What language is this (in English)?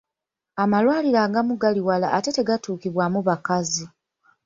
Ganda